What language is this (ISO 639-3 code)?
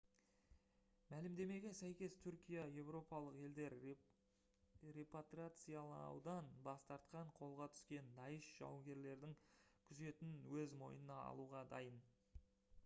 kaz